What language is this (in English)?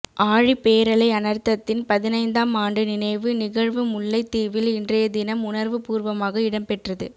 Tamil